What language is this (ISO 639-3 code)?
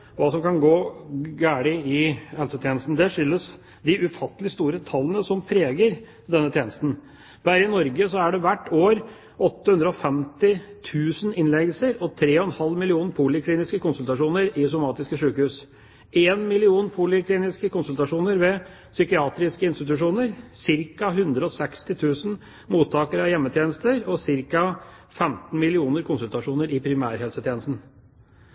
nob